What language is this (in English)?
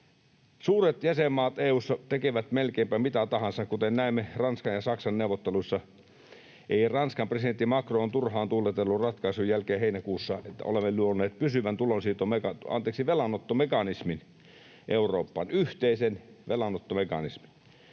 Finnish